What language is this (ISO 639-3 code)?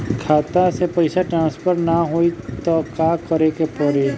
bho